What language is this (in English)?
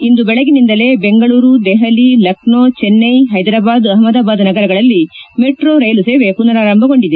Kannada